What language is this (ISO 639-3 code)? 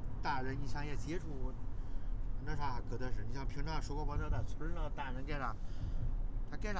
zho